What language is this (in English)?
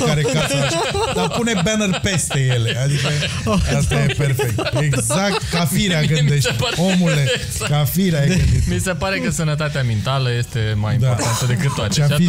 Romanian